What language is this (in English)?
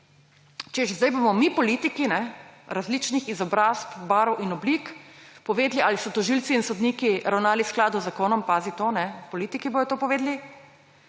Slovenian